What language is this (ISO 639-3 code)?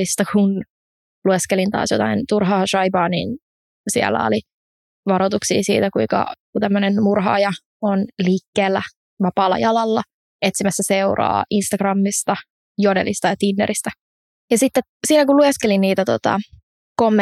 fin